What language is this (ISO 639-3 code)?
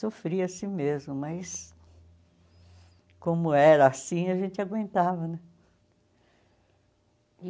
por